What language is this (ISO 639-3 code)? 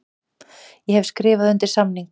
isl